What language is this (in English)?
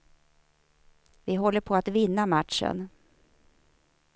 Swedish